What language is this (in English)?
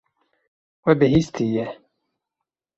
Kurdish